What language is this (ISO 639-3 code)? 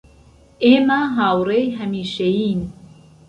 ckb